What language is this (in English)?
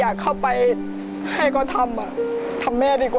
Thai